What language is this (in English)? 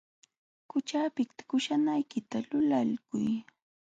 Jauja Wanca Quechua